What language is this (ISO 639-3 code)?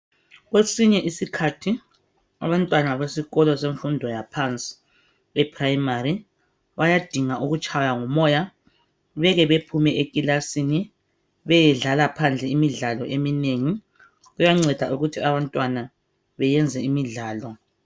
nde